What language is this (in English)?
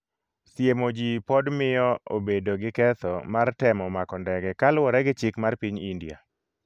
Luo (Kenya and Tanzania)